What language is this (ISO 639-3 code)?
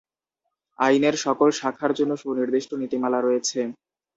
ben